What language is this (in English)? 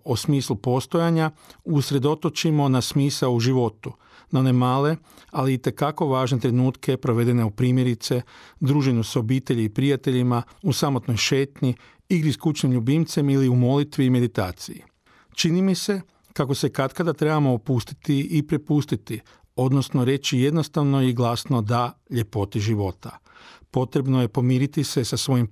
Croatian